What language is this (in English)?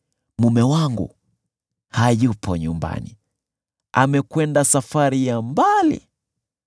Swahili